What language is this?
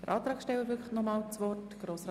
Swiss German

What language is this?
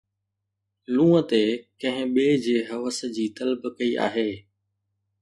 Sindhi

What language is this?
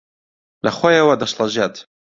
Central Kurdish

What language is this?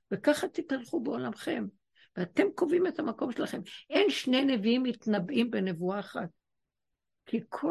Hebrew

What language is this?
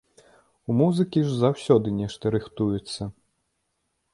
Belarusian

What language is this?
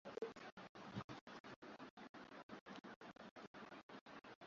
Swahili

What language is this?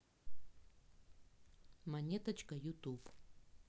Russian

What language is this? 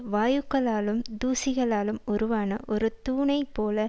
Tamil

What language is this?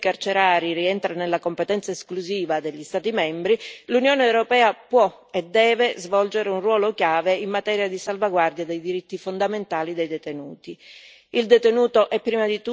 Italian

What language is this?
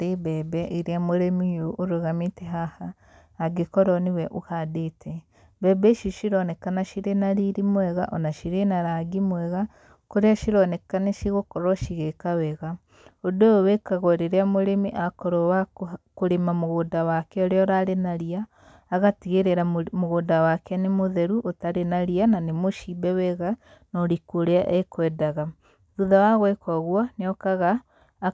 Kikuyu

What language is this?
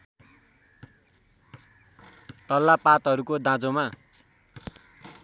Nepali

